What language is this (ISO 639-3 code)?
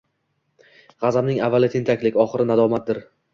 uzb